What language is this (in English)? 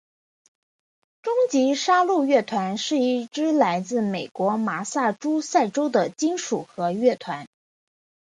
Chinese